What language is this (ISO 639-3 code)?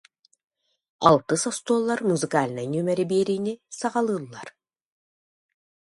sah